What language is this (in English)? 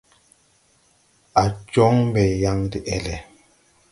Tupuri